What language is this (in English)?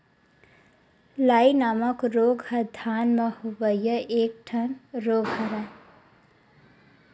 Chhattisgarhi